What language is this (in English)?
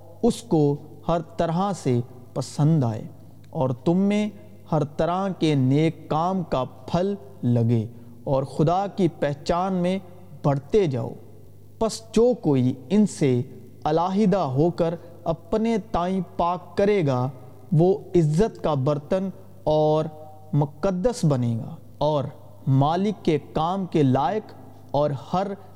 Urdu